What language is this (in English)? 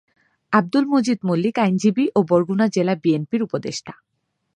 Bangla